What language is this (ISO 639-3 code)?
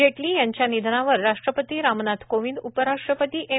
mar